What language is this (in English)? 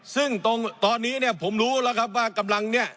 Thai